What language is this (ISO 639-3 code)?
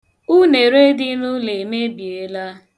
ibo